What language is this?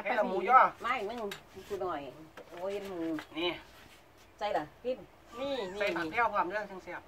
Thai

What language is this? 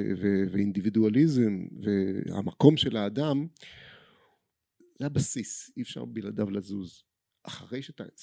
Hebrew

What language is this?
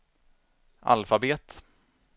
Swedish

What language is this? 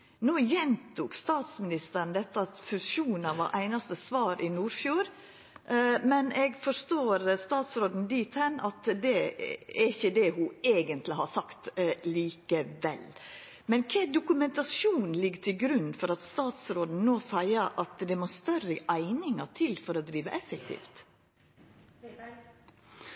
Norwegian Nynorsk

